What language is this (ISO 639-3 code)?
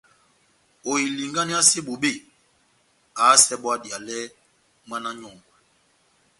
bnm